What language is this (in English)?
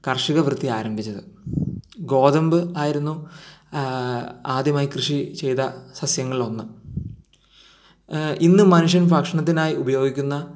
Malayalam